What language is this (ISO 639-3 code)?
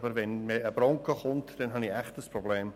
gsw